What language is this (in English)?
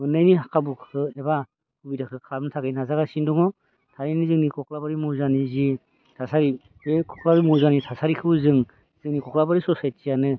Bodo